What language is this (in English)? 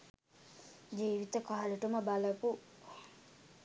Sinhala